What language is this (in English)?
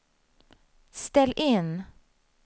Swedish